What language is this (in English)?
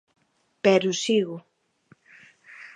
Galician